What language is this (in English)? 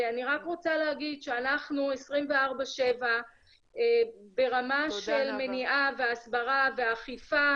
Hebrew